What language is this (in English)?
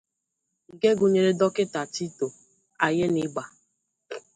Igbo